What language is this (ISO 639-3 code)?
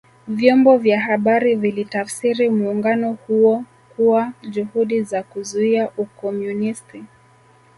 swa